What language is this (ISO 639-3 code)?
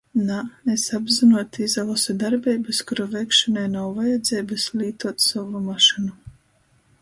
ltg